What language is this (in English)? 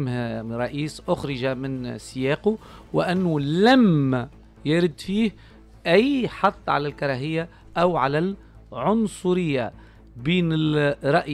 Arabic